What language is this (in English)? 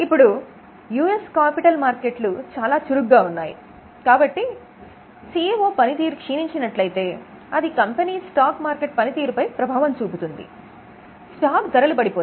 Telugu